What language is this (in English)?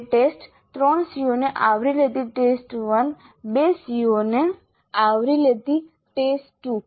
Gujarati